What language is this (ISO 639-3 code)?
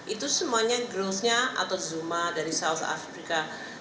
ind